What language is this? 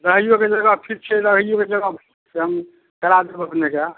Maithili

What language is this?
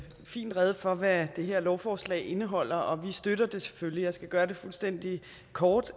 Danish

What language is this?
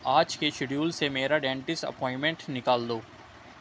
Urdu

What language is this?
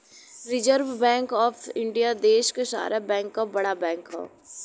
Bhojpuri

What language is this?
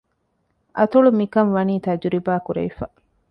Divehi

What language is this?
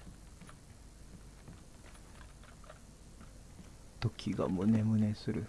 Japanese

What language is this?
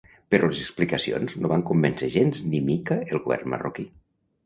Catalan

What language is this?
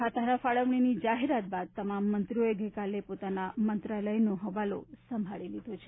Gujarati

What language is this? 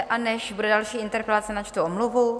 Czech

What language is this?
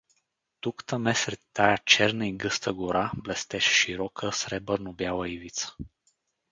Bulgarian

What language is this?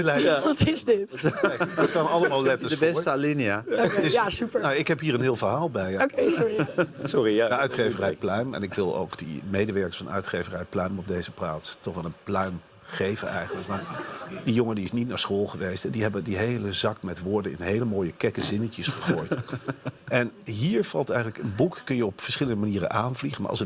Dutch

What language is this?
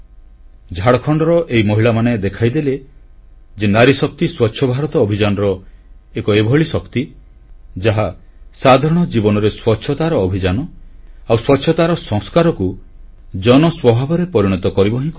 Odia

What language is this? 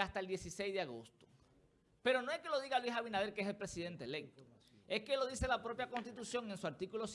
Spanish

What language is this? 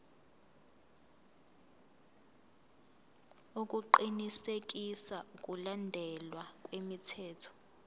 Zulu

